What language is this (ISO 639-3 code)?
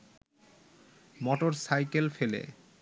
ben